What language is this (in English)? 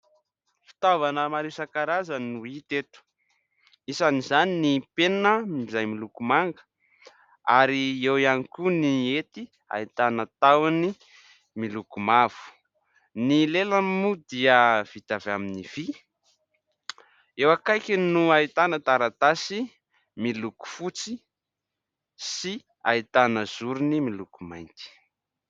Malagasy